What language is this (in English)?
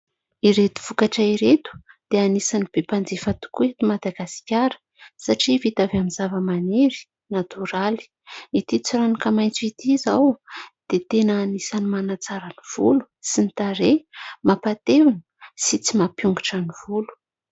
Malagasy